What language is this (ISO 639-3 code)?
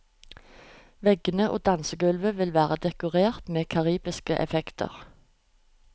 nor